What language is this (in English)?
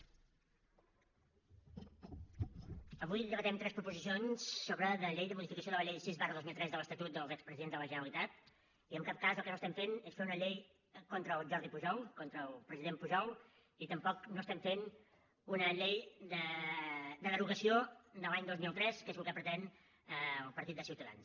Catalan